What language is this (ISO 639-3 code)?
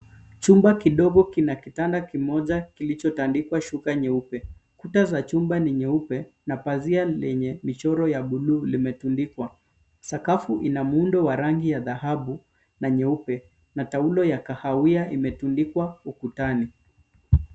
swa